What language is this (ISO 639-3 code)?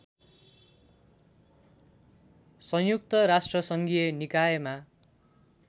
nep